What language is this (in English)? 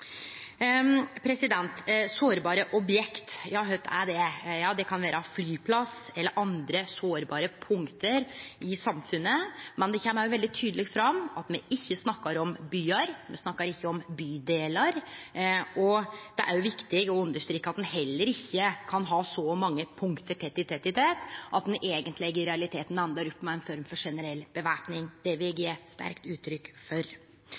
Norwegian Nynorsk